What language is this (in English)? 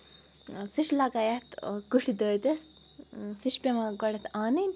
Kashmiri